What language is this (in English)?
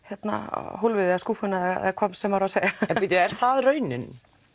Icelandic